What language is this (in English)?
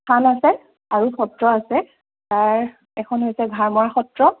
Assamese